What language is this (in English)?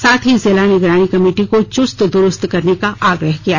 Hindi